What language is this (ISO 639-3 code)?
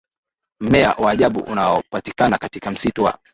swa